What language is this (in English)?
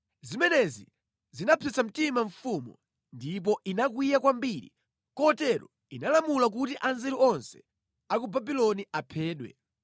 Nyanja